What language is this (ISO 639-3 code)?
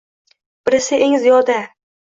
uzb